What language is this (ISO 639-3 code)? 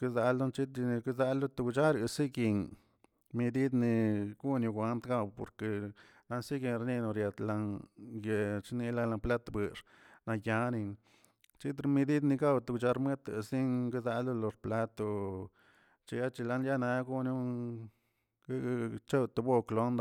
zts